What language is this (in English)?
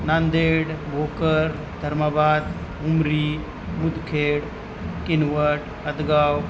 Marathi